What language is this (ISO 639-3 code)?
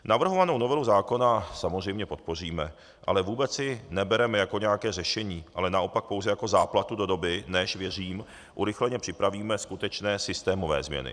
ces